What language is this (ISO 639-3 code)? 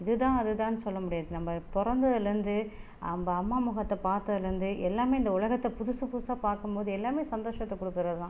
tam